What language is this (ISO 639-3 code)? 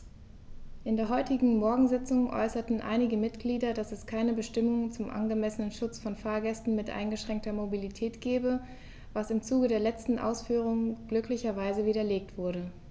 deu